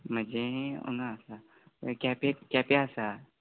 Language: Konkani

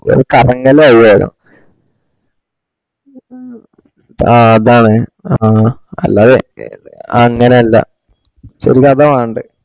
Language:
Malayalam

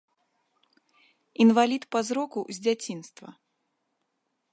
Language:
Belarusian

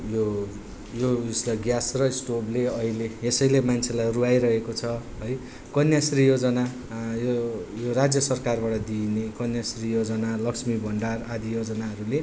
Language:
Nepali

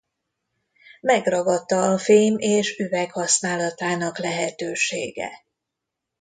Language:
Hungarian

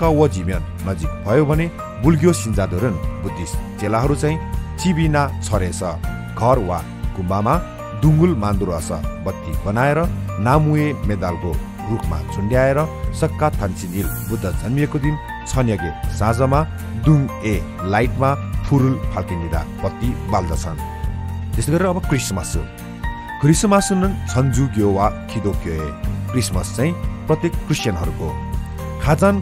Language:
Korean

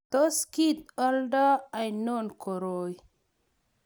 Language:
Kalenjin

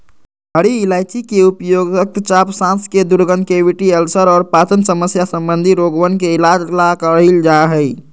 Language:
Magahi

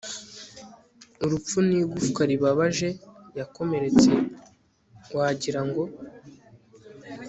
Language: Kinyarwanda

